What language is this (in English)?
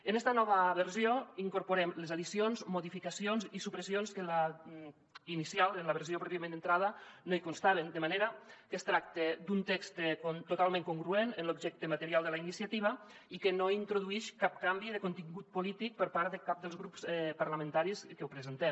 Catalan